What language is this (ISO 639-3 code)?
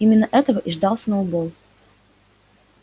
rus